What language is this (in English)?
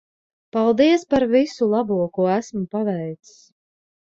Latvian